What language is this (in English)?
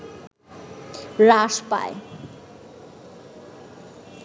Bangla